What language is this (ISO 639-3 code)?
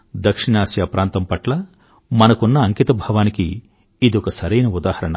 tel